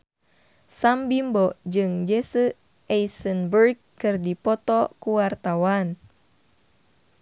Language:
Sundanese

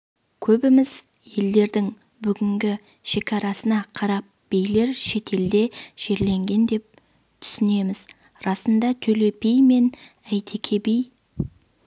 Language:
Kazakh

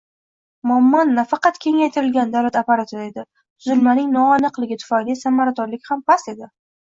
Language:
Uzbek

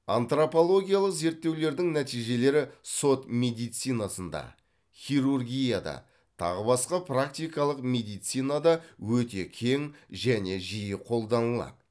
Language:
Kazakh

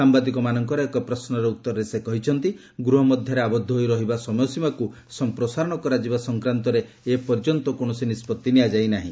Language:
Odia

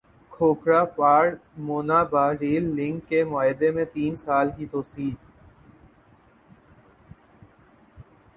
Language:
Urdu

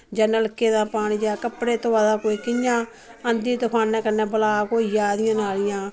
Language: Dogri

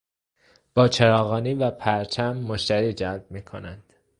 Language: Persian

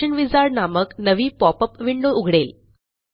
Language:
Marathi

